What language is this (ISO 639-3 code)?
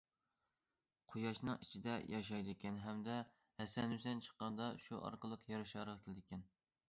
uig